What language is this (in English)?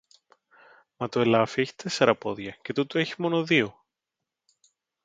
Greek